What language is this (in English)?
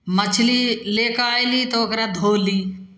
Maithili